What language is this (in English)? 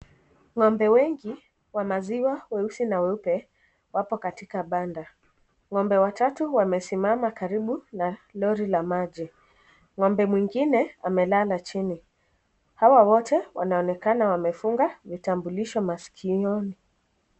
Swahili